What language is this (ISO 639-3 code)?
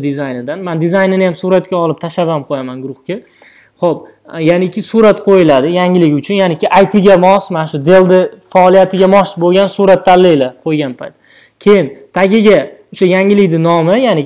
tur